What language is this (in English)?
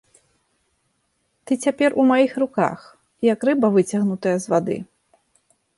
Belarusian